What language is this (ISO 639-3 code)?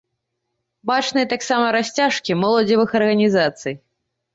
bel